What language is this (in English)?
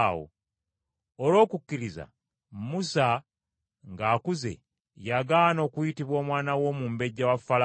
Ganda